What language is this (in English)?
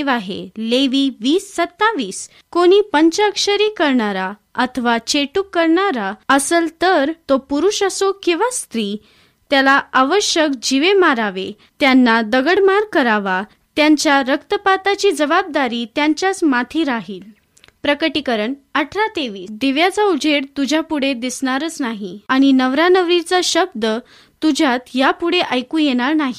Marathi